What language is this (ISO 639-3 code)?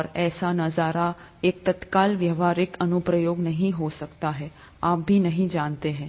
hin